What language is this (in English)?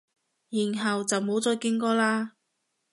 Cantonese